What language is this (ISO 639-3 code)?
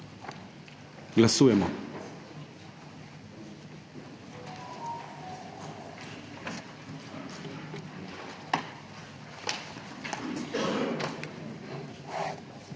slv